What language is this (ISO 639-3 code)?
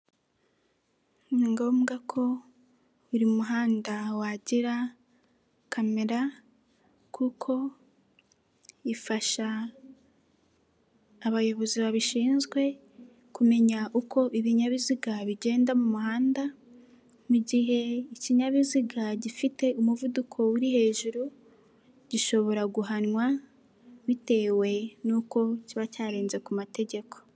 kin